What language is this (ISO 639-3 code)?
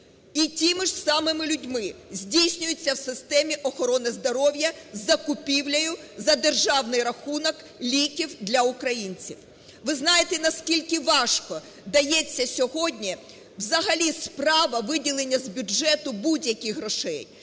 ukr